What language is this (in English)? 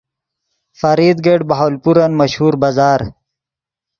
Yidgha